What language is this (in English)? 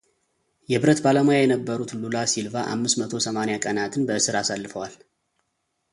Amharic